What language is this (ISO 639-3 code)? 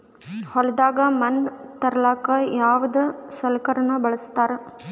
kan